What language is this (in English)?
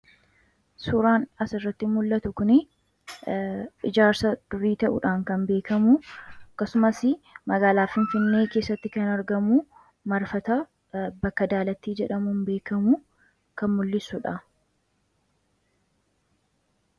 Oromo